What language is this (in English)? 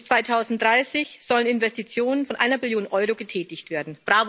German